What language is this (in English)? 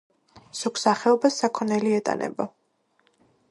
Georgian